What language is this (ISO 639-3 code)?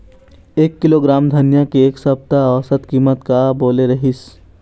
hne